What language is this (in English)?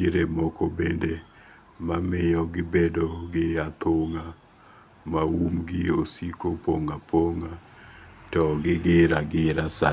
Luo (Kenya and Tanzania)